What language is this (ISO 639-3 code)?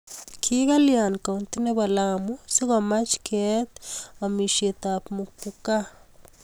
kln